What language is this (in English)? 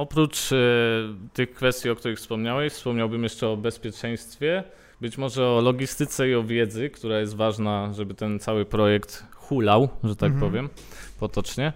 Polish